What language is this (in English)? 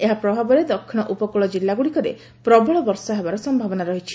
Odia